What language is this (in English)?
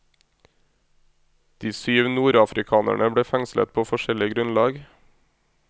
Norwegian